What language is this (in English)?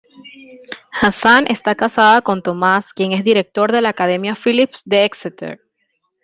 Spanish